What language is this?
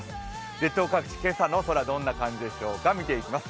Japanese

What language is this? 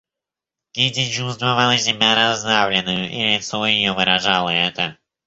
Russian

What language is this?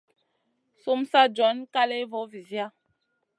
Masana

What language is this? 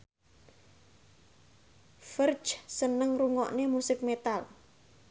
Javanese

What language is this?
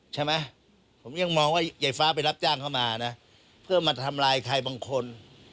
Thai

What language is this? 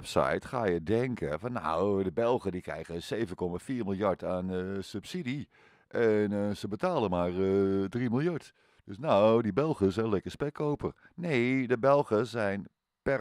Dutch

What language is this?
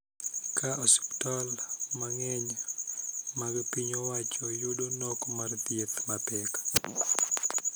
Luo (Kenya and Tanzania)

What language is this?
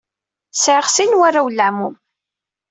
Kabyle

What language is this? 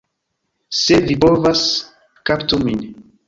Esperanto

